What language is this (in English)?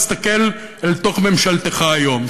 Hebrew